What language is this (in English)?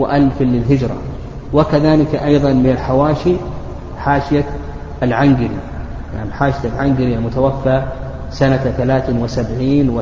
Arabic